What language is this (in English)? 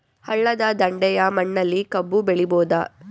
Kannada